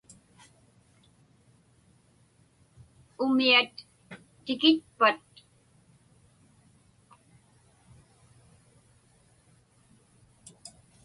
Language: Inupiaq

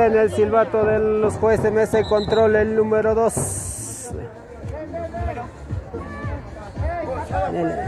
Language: Spanish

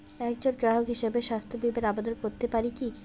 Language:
Bangla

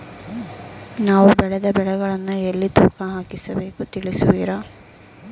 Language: Kannada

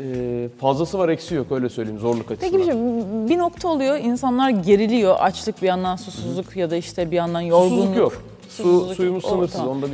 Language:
Turkish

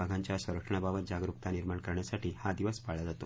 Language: Marathi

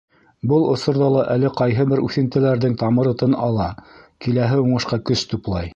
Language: Bashkir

